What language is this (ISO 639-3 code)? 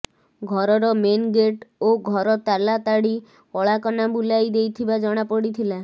ori